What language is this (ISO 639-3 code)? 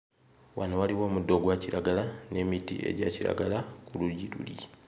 lug